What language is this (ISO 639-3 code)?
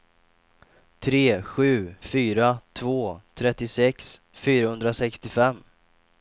swe